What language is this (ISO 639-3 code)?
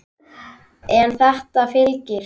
isl